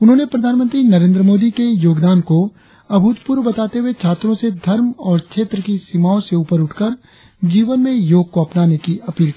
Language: Hindi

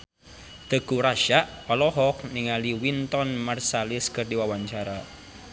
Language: Sundanese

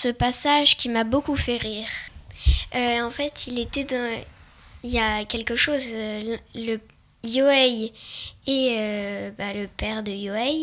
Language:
French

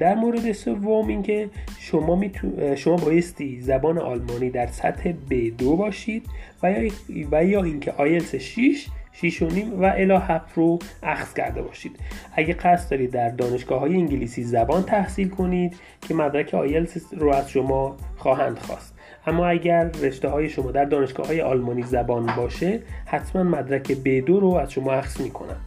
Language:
Persian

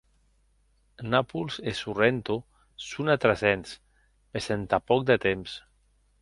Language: Occitan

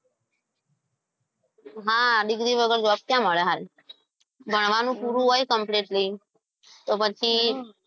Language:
Gujarati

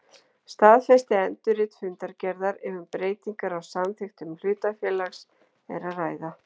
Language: Icelandic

